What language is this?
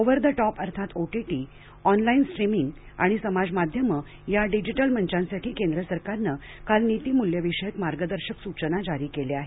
Marathi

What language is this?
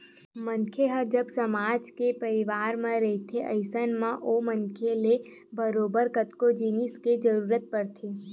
Chhattisgarhi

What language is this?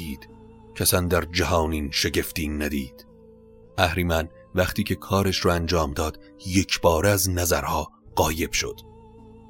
Persian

